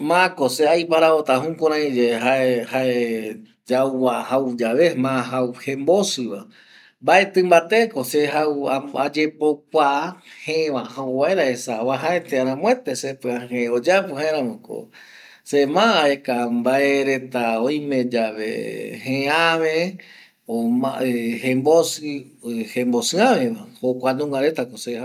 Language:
Eastern Bolivian Guaraní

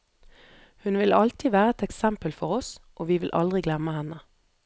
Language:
Norwegian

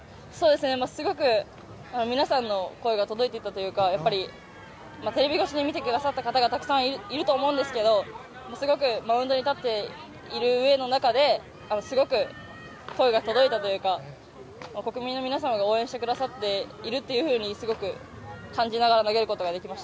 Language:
Japanese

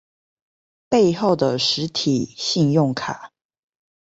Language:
Chinese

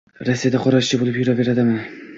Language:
Uzbek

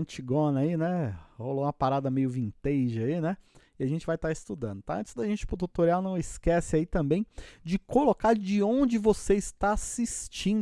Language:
Portuguese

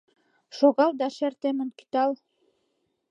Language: Mari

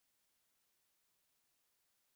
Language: Chinese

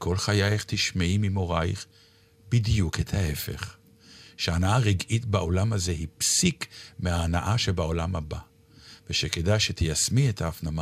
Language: Hebrew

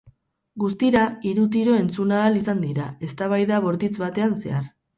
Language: Basque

